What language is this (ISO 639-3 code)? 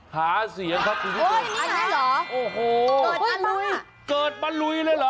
tha